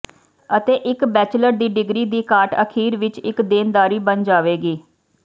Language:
Punjabi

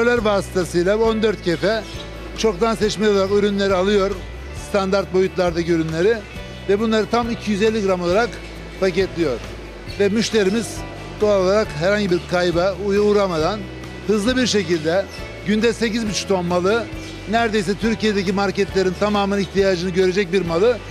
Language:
Turkish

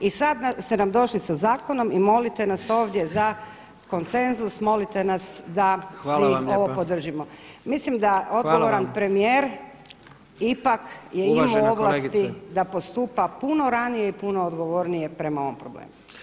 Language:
Croatian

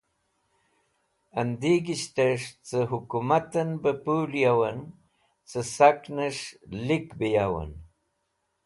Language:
Wakhi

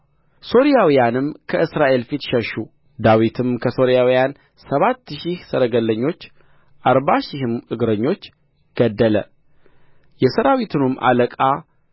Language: Amharic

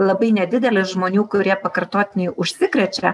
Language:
Lithuanian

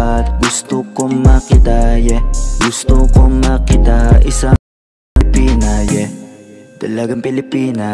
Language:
Japanese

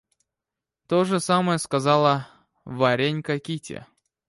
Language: Russian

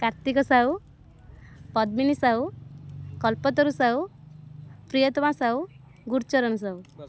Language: Odia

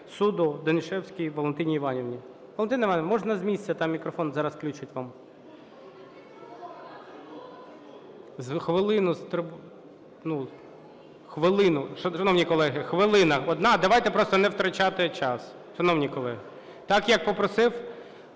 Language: Ukrainian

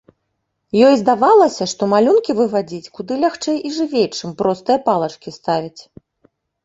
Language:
Belarusian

